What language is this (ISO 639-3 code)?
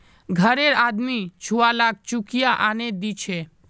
mag